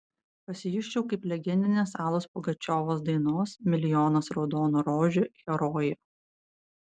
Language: Lithuanian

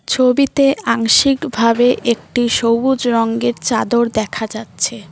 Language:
Bangla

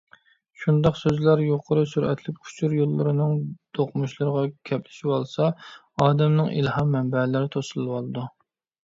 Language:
Uyghur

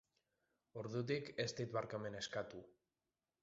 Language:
Basque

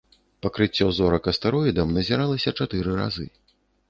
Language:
Belarusian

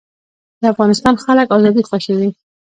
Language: Pashto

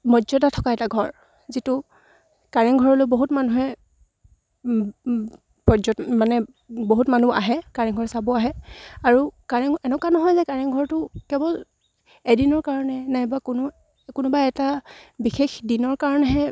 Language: Assamese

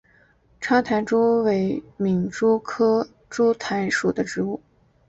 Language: Chinese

